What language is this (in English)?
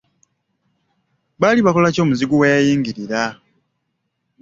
Ganda